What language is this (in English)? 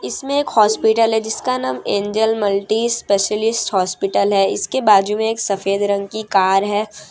Hindi